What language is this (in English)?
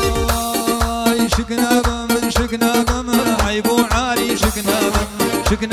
Arabic